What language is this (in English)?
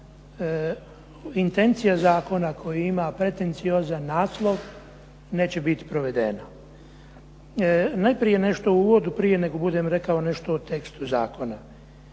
Croatian